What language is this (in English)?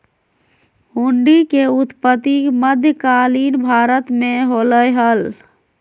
Magahi